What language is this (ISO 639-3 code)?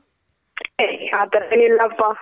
kan